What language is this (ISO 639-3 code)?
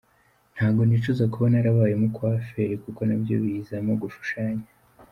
kin